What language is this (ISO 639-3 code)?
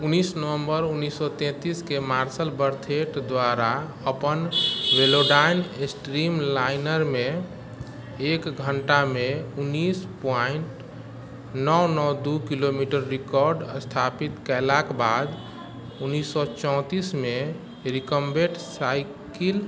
mai